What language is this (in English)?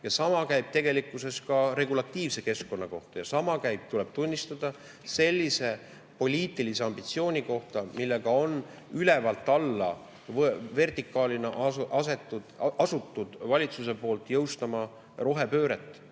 Estonian